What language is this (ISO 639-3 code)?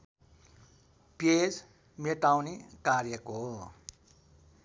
nep